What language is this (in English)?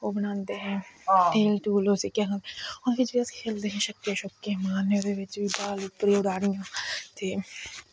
Dogri